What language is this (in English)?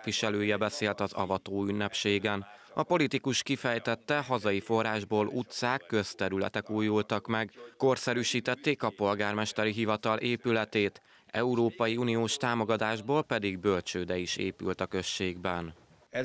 Hungarian